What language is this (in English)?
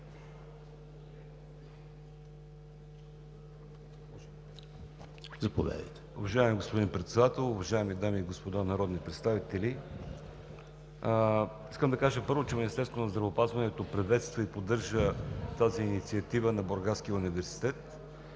Bulgarian